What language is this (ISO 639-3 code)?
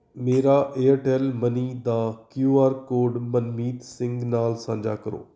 pan